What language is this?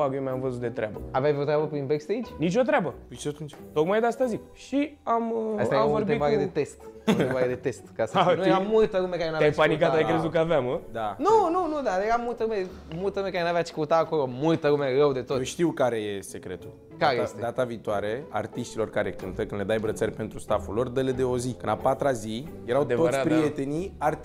Romanian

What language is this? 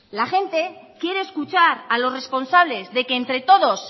Spanish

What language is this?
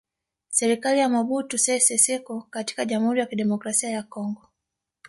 Swahili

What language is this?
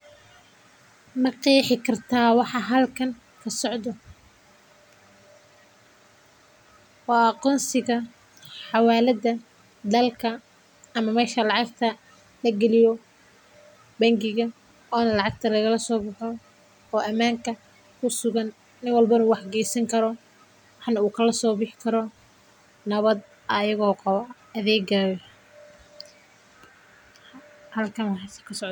Somali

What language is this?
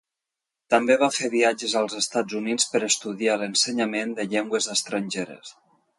Catalan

